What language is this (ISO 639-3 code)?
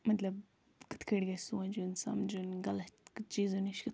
kas